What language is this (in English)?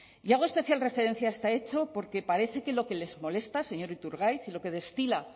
Spanish